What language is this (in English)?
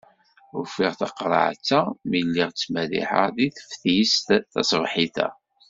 Kabyle